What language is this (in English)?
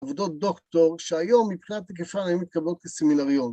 Hebrew